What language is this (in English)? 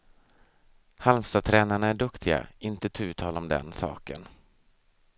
Swedish